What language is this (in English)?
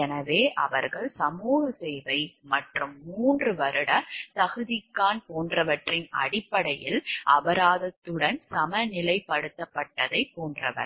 Tamil